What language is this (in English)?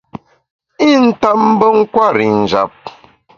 Bamun